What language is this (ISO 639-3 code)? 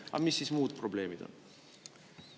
est